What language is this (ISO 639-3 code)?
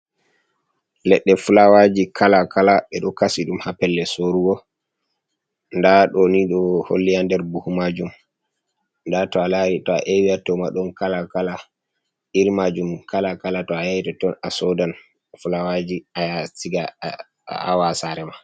ful